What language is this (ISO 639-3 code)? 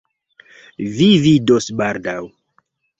epo